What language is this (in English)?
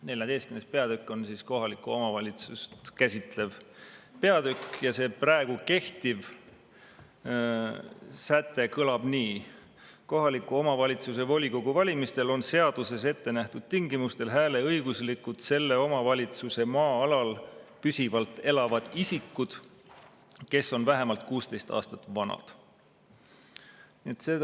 Estonian